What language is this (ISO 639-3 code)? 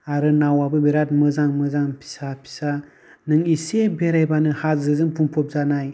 brx